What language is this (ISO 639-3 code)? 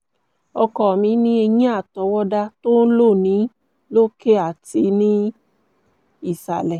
yor